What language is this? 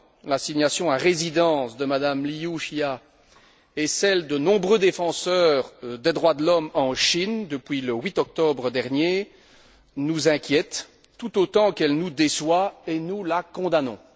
French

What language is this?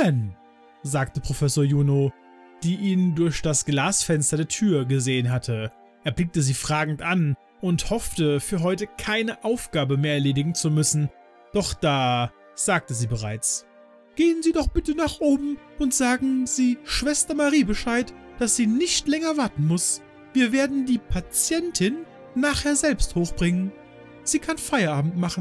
German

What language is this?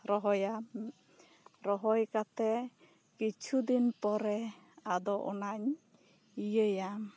Santali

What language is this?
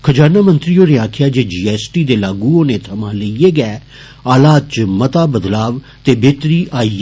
Dogri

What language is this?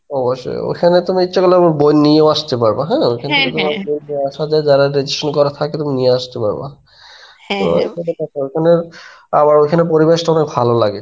Bangla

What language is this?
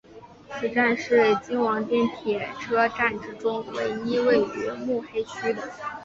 Chinese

